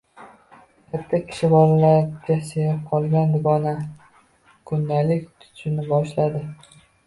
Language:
Uzbek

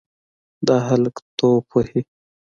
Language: Pashto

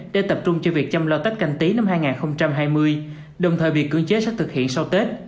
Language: Vietnamese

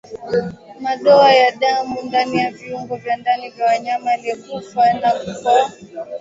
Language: Swahili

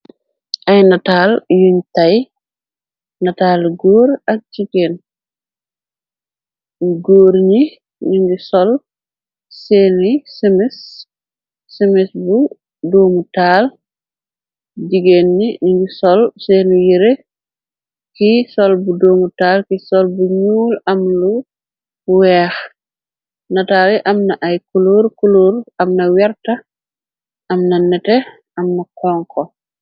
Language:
Wolof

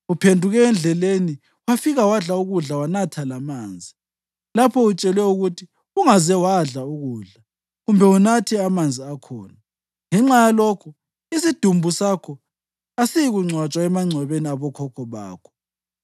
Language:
North Ndebele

